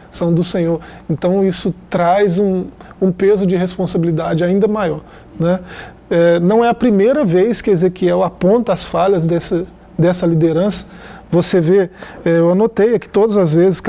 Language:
Portuguese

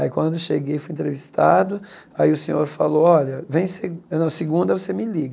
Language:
Portuguese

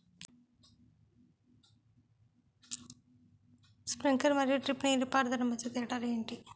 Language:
Telugu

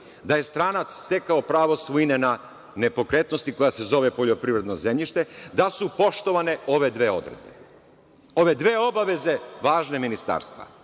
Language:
Serbian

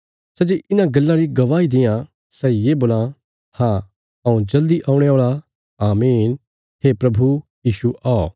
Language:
Bilaspuri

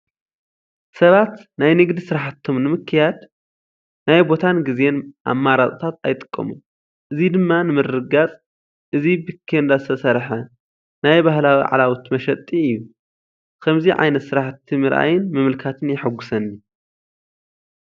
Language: Tigrinya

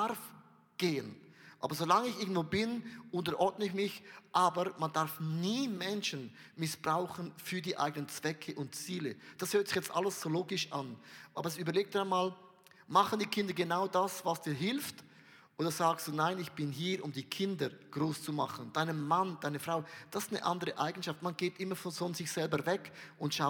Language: German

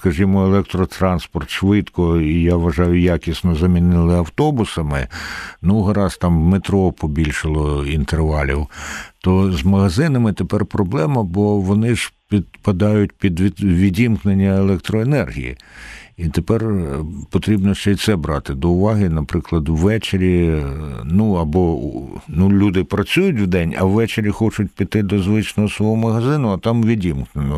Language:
Ukrainian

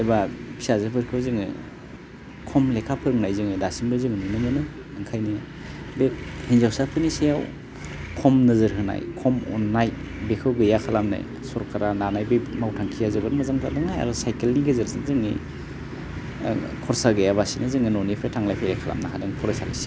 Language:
Bodo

